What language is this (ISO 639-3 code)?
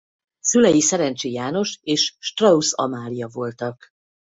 hun